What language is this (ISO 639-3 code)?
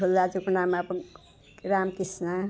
nep